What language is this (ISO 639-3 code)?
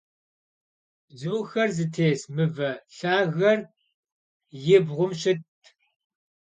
kbd